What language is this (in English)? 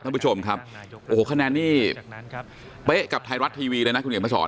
Thai